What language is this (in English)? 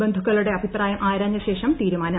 Malayalam